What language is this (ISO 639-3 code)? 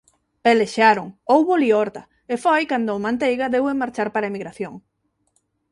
glg